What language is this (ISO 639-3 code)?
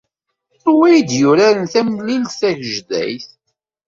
kab